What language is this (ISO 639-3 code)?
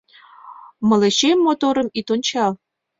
chm